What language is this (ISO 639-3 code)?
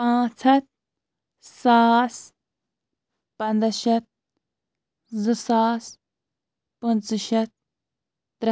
kas